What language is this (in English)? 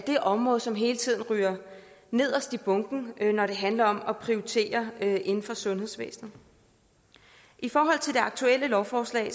Danish